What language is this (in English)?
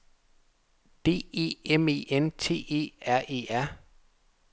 Danish